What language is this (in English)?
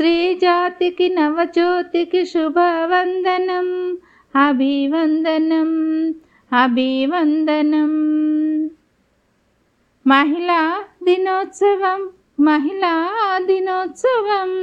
Telugu